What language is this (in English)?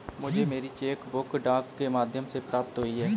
Hindi